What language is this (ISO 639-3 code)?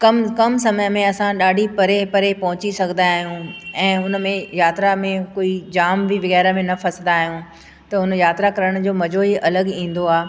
snd